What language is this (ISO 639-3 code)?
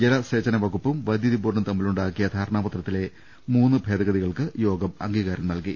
mal